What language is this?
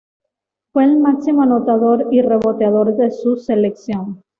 Spanish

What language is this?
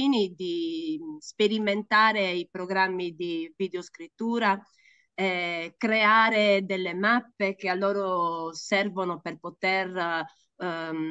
Italian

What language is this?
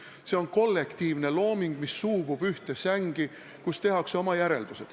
Estonian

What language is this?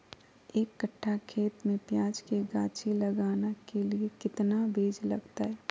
Magahi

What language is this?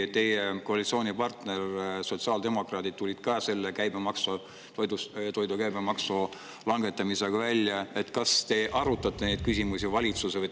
Estonian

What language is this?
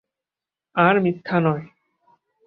Bangla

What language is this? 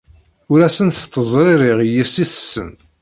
Kabyle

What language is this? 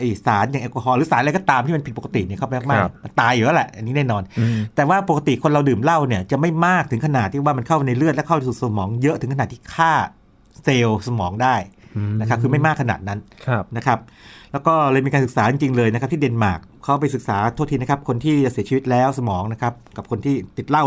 Thai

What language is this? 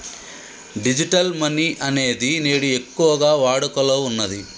Telugu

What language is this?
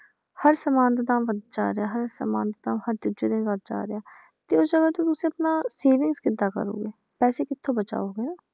Punjabi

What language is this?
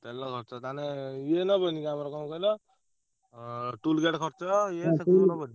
Odia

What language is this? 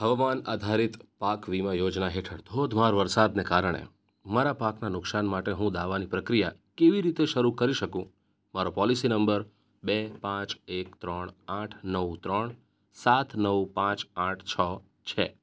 Gujarati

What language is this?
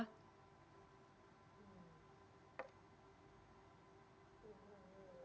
Indonesian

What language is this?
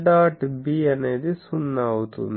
Telugu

